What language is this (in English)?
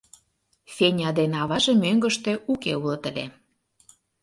Mari